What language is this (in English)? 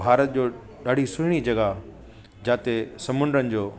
Sindhi